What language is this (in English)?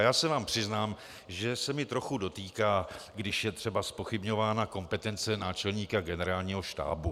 Czech